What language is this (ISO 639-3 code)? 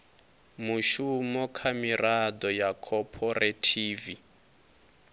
ven